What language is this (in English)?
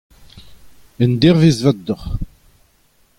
Breton